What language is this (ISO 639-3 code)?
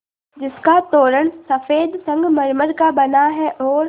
hin